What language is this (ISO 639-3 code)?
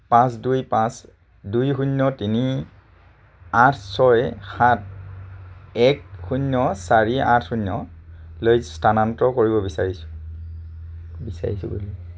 asm